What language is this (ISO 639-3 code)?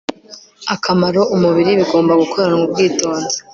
kin